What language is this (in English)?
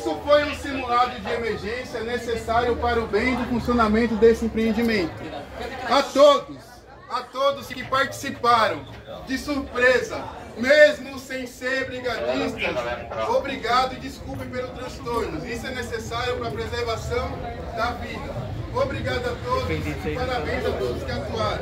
Portuguese